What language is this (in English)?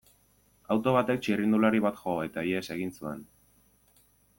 Basque